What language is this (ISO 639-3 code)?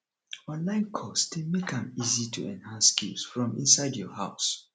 pcm